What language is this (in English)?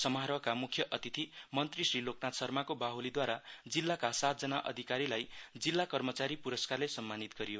Nepali